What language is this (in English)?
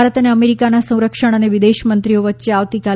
Gujarati